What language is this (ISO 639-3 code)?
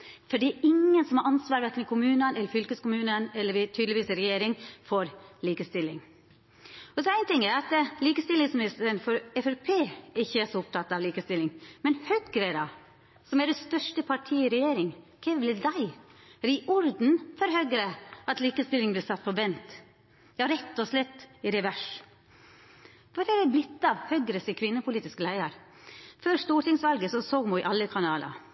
nno